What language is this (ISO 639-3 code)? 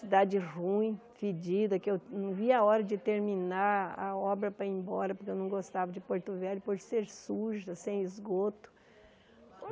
por